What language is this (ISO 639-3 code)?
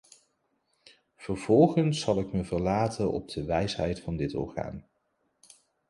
nld